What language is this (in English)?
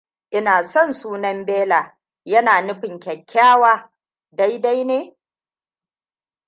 Hausa